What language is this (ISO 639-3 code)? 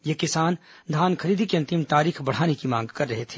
hin